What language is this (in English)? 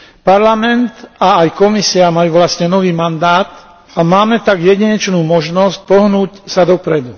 Slovak